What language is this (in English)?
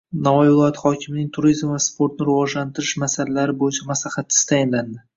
Uzbek